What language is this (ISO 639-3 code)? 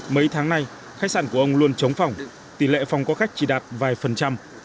vie